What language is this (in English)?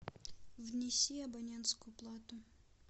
Russian